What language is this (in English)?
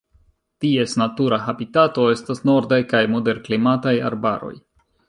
Esperanto